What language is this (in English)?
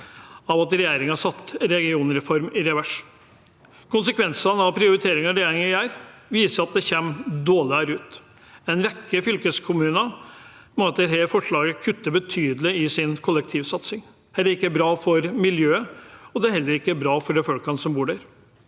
Norwegian